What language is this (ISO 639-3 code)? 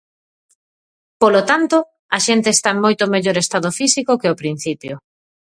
glg